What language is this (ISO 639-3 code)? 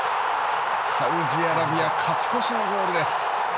jpn